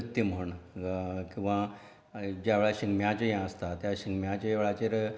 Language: Konkani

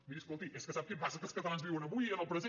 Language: Catalan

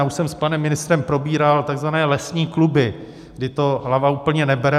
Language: Czech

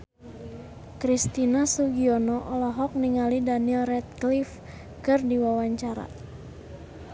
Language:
Sundanese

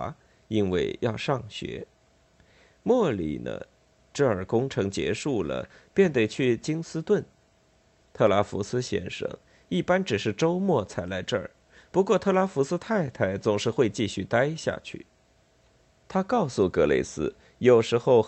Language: Chinese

